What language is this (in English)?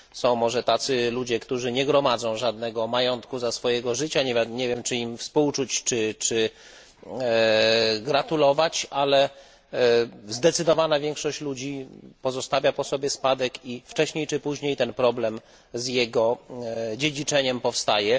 Polish